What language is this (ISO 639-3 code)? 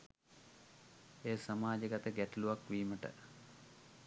sin